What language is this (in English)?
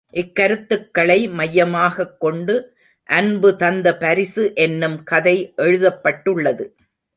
Tamil